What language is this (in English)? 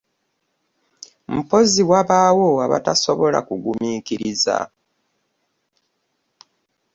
Ganda